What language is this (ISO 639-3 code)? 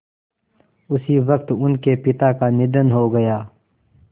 hin